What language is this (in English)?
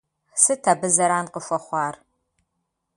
Kabardian